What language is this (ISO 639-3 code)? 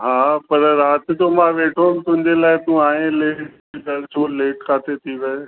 snd